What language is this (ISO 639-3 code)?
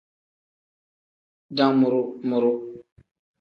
kdh